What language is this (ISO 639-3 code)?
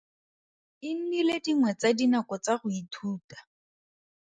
tsn